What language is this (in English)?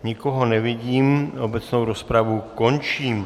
Czech